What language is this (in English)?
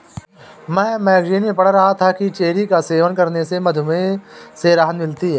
Hindi